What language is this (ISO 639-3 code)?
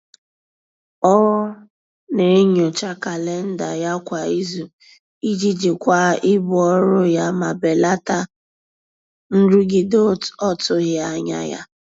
ibo